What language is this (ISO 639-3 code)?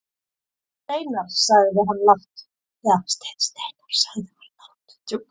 isl